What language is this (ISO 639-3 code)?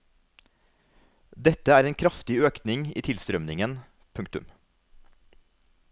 nor